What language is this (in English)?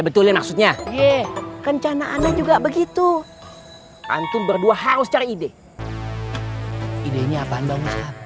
Indonesian